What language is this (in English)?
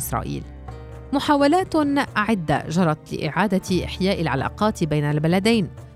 Arabic